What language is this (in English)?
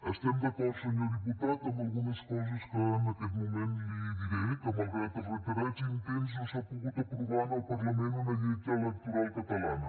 Catalan